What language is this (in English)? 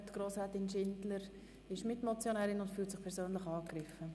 Swiss German